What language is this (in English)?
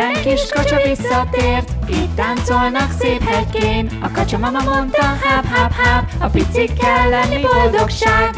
Hungarian